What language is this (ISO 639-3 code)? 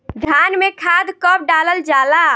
bho